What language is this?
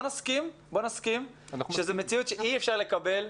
Hebrew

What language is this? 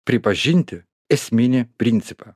Lithuanian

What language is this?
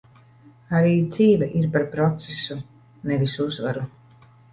Latvian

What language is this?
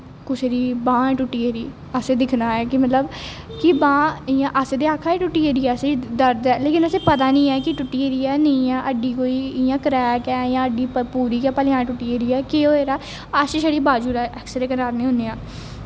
Dogri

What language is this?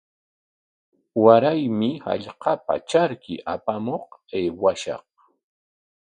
Corongo Ancash Quechua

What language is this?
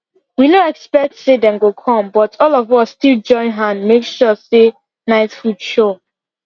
Nigerian Pidgin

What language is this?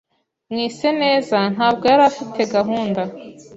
Kinyarwanda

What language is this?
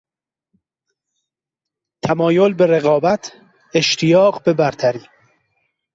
Persian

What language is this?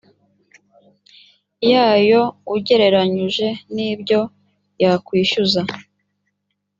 Kinyarwanda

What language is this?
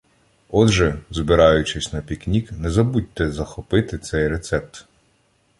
Ukrainian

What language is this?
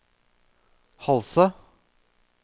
Norwegian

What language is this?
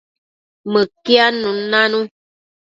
Matsés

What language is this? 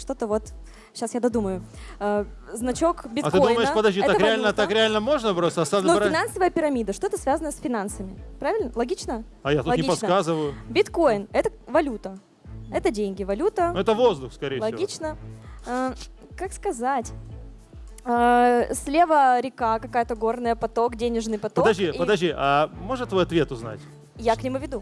Russian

